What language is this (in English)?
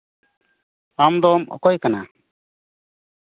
Santali